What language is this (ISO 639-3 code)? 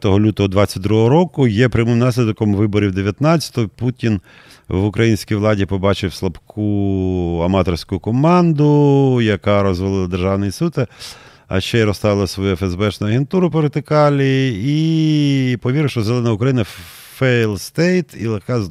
ukr